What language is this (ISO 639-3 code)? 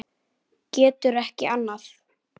isl